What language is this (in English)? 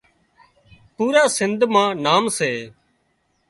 Wadiyara Koli